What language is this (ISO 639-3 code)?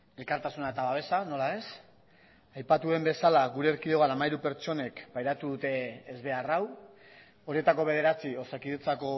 eus